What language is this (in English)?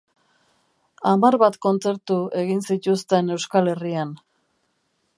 Basque